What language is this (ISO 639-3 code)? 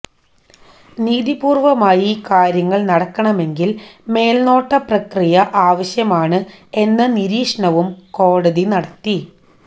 mal